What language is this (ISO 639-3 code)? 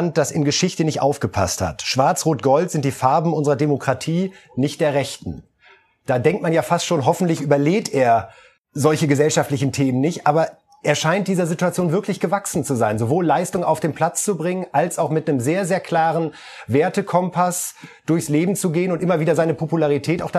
deu